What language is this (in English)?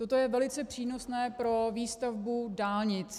Czech